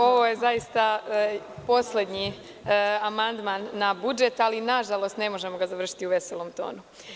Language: Serbian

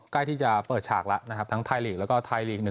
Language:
Thai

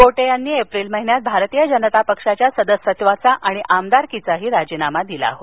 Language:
Marathi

